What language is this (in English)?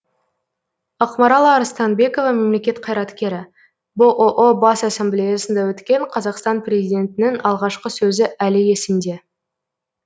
Kazakh